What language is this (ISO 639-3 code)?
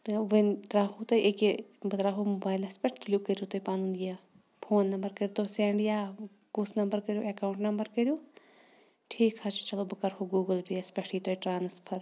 kas